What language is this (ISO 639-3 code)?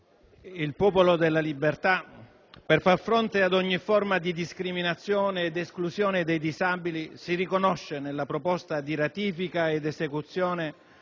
ita